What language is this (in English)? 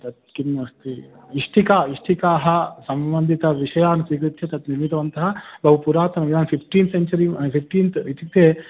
Sanskrit